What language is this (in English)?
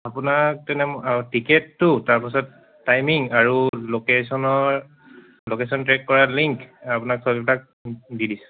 Assamese